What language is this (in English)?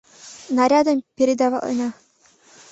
Mari